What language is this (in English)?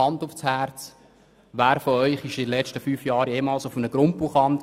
Swiss German